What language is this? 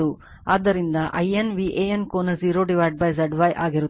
Kannada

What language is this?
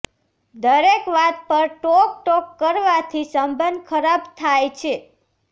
Gujarati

